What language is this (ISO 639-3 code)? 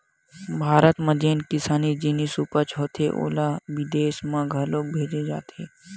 hne